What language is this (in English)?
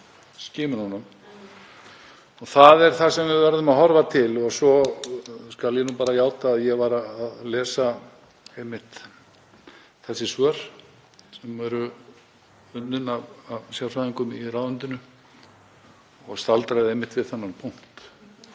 Icelandic